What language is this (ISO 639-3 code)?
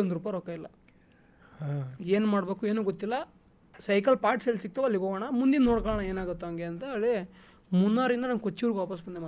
kan